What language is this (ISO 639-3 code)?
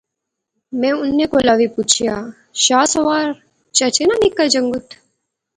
phr